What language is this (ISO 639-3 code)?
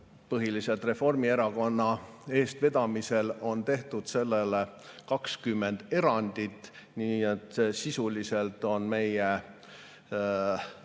est